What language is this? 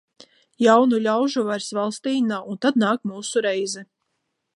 Latvian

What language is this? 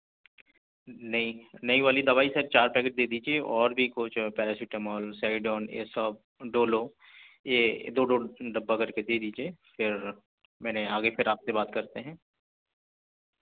Urdu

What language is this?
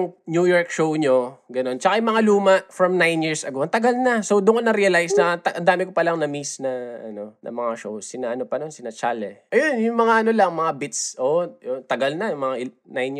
Filipino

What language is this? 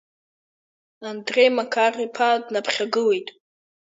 Abkhazian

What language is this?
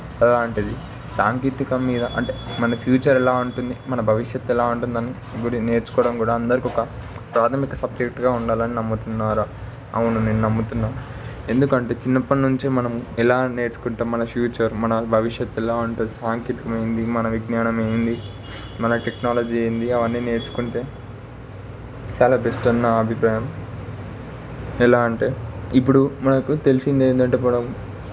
Telugu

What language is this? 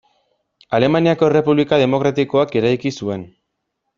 Basque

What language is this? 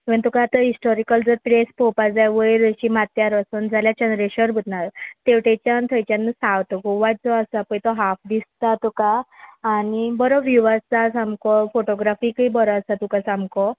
Konkani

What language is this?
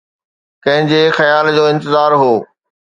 Sindhi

